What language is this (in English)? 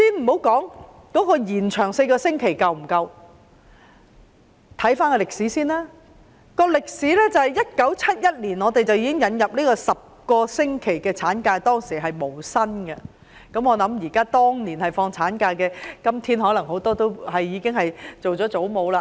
Cantonese